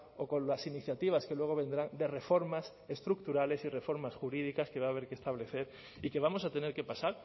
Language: Spanish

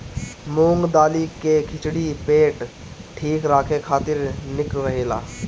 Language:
Bhojpuri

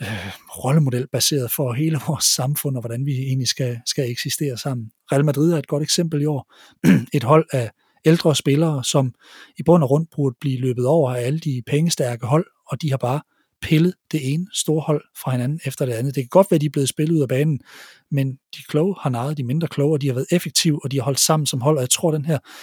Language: Danish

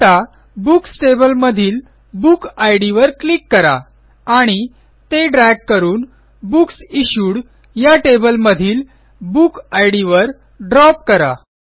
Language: Marathi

